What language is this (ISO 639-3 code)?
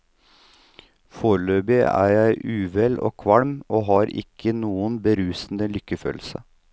nor